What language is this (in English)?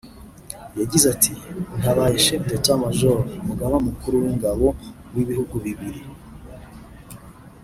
Kinyarwanda